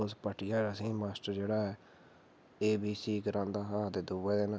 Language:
Dogri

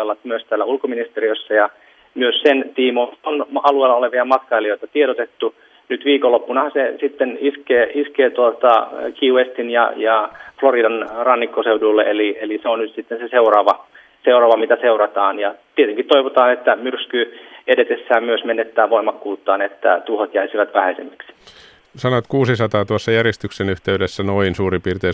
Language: Finnish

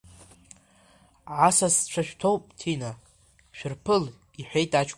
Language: Abkhazian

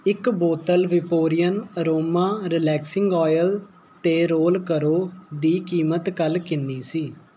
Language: Punjabi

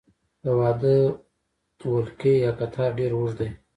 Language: Pashto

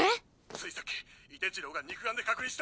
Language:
Japanese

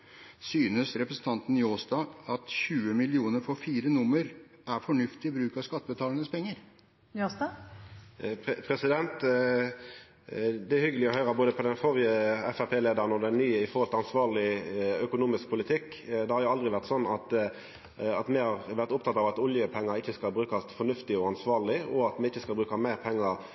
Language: Norwegian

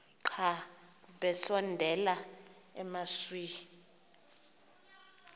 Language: Xhosa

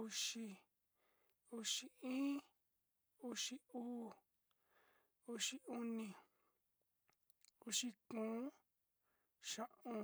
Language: Sinicahua Mixtec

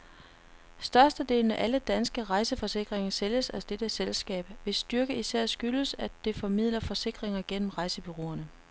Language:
Danish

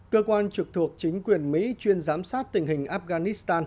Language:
Vietnamese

